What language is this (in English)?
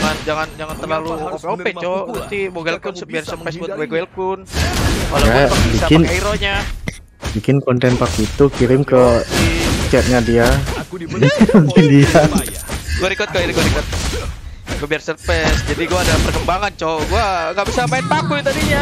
Indonesian